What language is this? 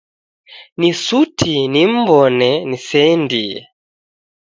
Taita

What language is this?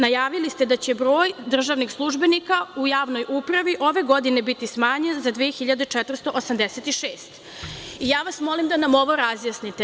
Serbian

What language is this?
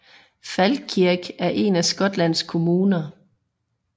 Danish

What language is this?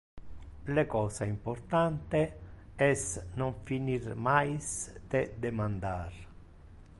Interlingua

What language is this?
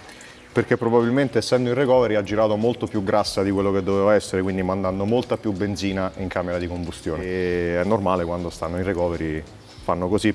Italian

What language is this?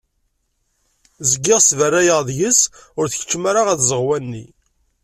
Kabyle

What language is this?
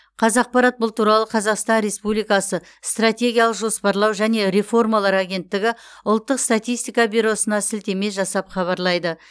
Kazakh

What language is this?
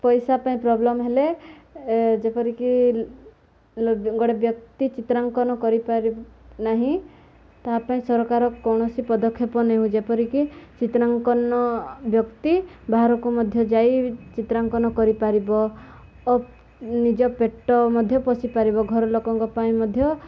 Odia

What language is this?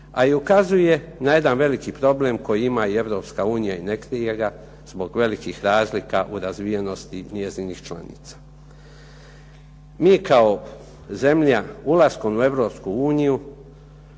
Croatian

